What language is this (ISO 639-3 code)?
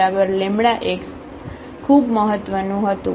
guj